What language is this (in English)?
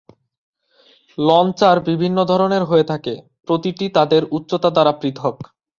Bangla